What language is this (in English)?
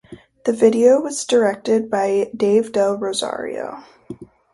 English